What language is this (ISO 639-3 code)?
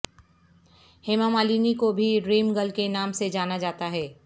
urd